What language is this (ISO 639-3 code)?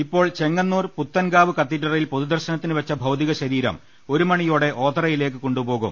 mal